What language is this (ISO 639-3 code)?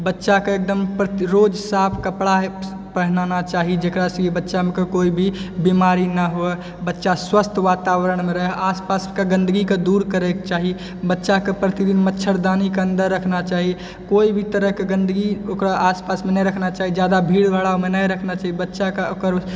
mai